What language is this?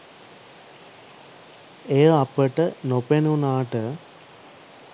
Sinhala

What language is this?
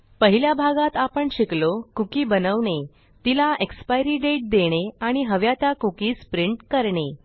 Marathi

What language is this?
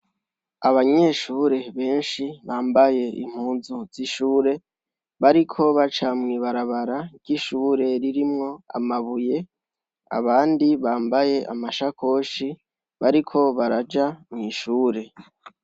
Rundi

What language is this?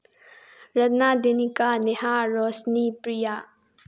Manipuri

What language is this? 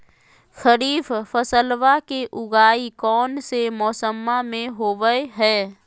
Magahi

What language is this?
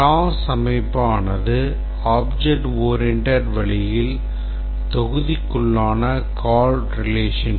Tamil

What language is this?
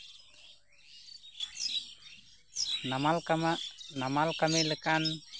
Santali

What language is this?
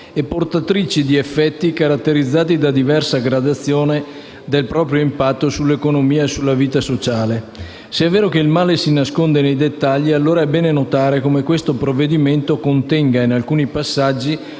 Italian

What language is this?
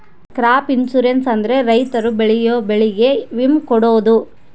Kannada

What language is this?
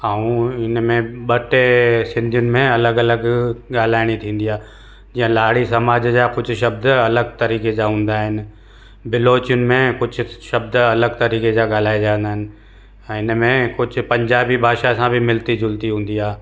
Sindhi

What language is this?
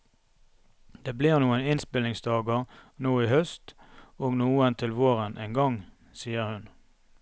Norwegian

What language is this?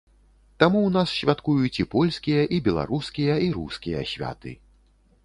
Belarusian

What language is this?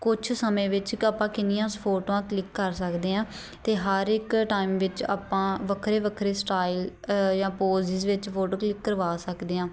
Punjabi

